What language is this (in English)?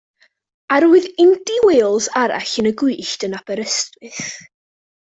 Welsh